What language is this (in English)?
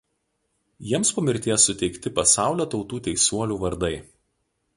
Lithuanian